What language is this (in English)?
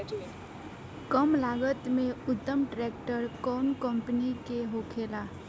Bhojpuri